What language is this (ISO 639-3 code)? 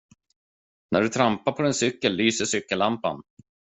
swe